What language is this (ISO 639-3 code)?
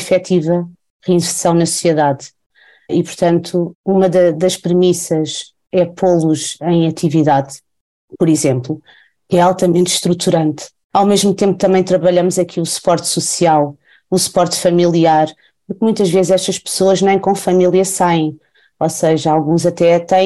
por